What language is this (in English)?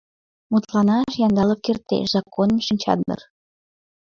Mari